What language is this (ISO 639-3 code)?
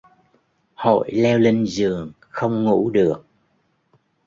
vie